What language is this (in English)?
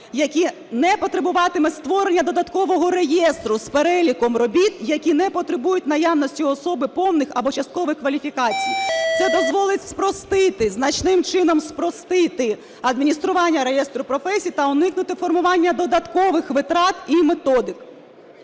Ukrainian